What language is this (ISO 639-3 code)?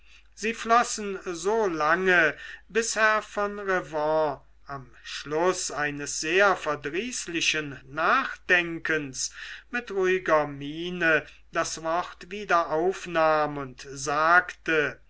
deu